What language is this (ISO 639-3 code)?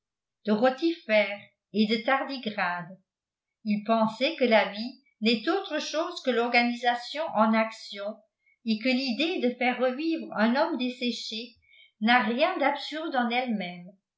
fra